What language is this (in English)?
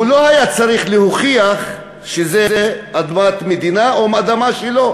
Hebrew